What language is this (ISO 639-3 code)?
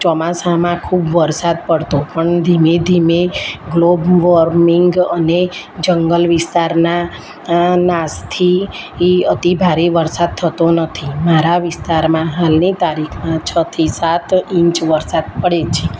guj